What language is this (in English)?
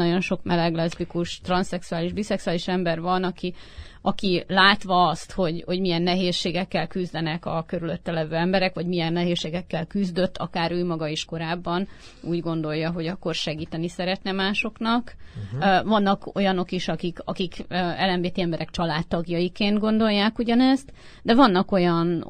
Hungarian